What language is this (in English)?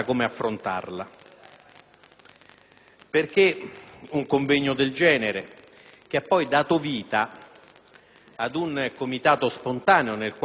Italian